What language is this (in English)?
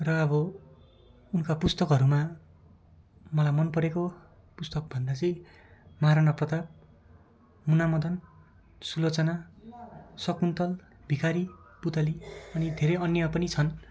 Nepali